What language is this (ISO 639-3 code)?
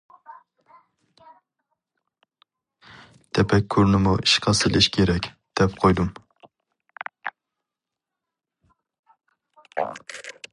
uig